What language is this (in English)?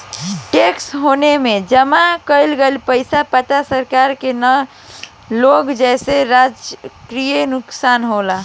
Bhojpuri